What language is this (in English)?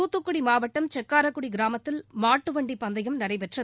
Tamil